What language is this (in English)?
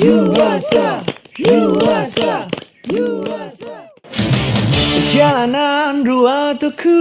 Indonesian